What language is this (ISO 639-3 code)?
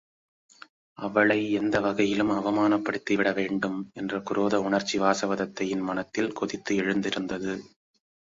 tam